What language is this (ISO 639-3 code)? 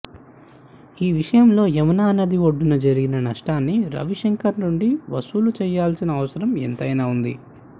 tel